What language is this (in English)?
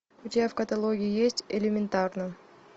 Russian